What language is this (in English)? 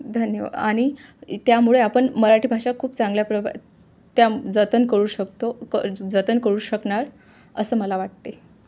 Marathi